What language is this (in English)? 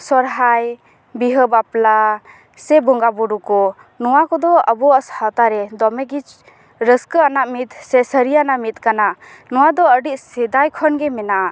Santali